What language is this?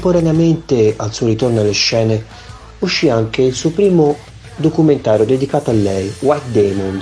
Italian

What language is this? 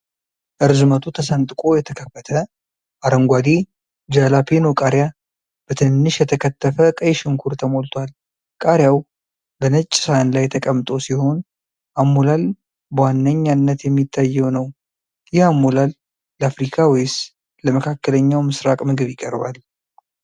Amharic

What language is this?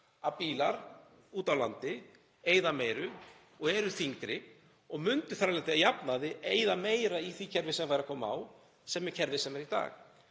Icelandic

